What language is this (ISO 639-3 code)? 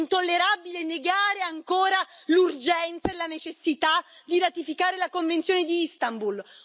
ita